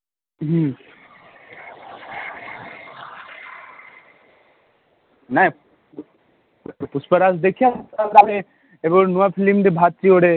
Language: Odia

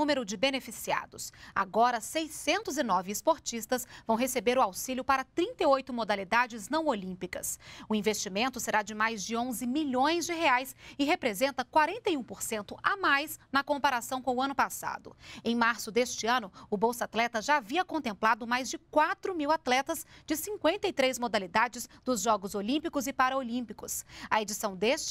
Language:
Portuguese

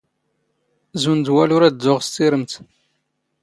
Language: Standard Moroccan Tamazight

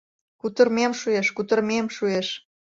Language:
Mari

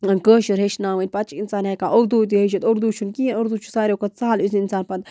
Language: Kashmiri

